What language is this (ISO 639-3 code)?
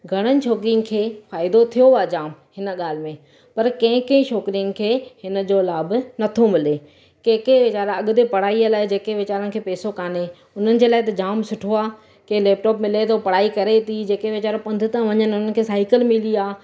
snd